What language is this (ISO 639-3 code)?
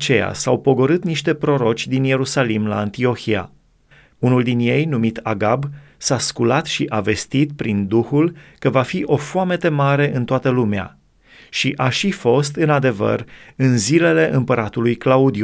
ron